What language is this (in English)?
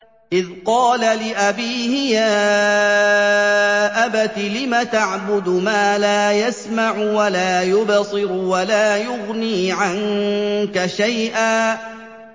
Arabic